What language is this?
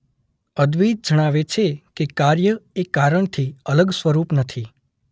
Gujarati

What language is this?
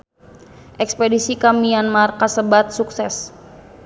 Sundanese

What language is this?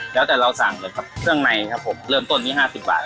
Thai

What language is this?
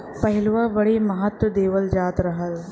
Bhojpuri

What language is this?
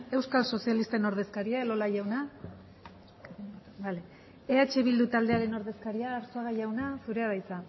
Basque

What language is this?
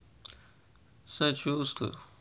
Russian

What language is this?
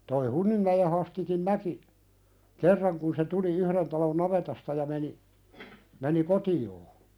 Finnish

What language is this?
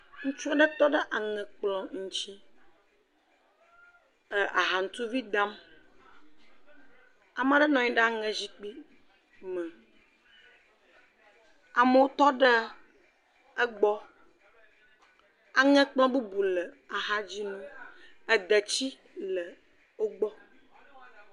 Ewe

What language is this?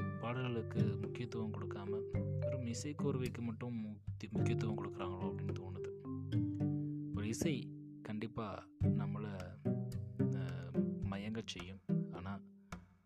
Tamil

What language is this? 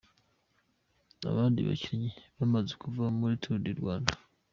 Kinyarwanda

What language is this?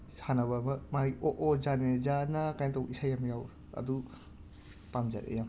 Manipuri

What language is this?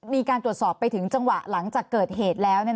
Thai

